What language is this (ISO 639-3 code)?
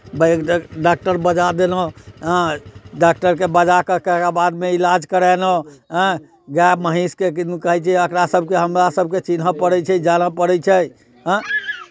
mai